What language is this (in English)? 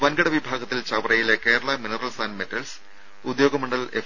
Malayalam